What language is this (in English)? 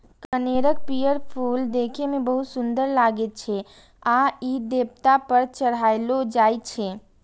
Maithili